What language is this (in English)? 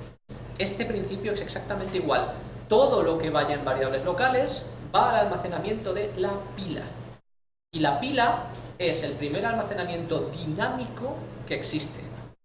Spanish